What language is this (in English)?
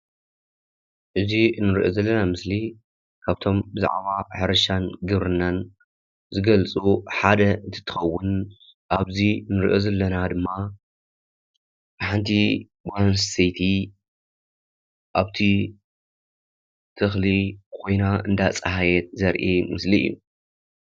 Tigrinya